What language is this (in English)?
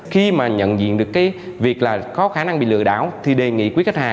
Vietnamese